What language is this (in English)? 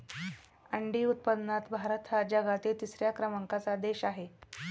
Marathi